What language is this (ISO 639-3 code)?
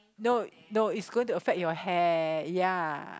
eng